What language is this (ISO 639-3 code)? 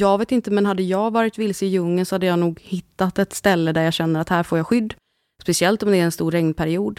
swe